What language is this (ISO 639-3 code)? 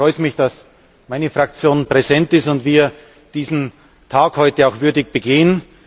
deu